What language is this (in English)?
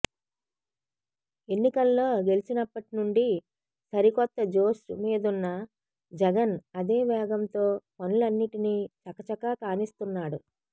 Telugu